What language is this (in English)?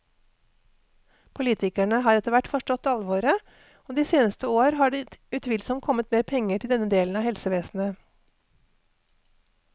Norwegian